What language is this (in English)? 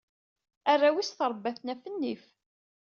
Kabyle